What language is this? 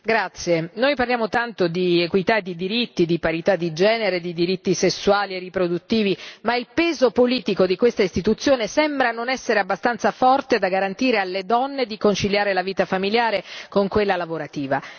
Italian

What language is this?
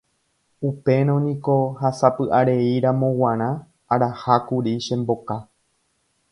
Guarani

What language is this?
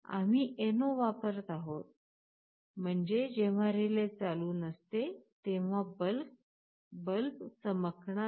Marathi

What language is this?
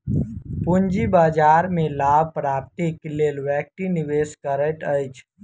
Maithili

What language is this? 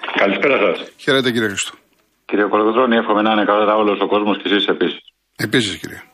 Greek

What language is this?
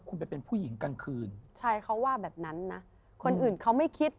Thai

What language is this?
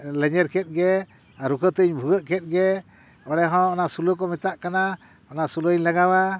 Santali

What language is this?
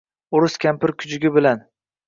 Uzbek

